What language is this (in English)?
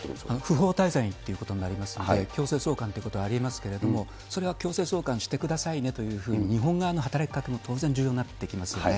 Japanese